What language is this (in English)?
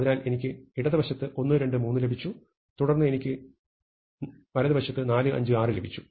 Malayalam